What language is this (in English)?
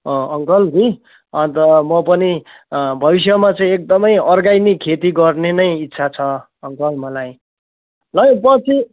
Nepali